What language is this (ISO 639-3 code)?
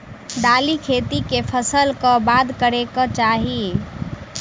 mai